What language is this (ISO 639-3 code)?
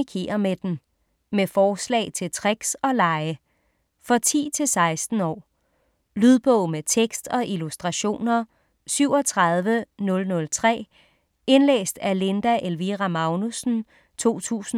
dan